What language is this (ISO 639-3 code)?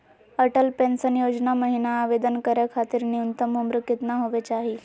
mag